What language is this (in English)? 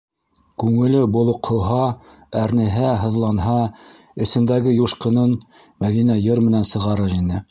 Bashkir